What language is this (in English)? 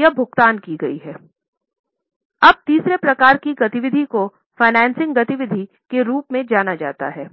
Hindi